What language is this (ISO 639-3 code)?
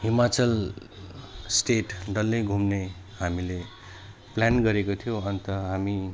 nep